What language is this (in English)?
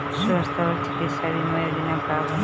Bhojpuri